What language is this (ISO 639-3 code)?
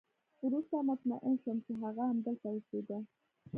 pus